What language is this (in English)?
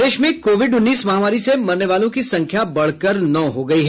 Hindi